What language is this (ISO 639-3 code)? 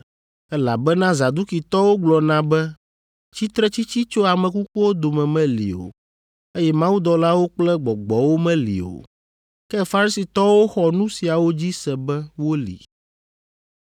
ewe